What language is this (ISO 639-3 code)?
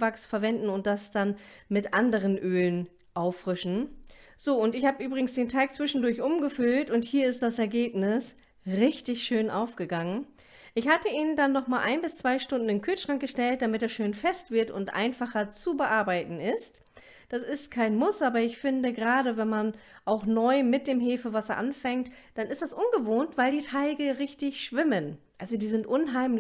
deu